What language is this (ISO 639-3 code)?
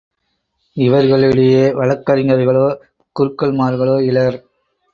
tam